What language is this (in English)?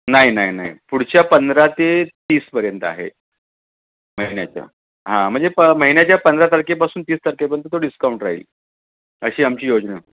Marathi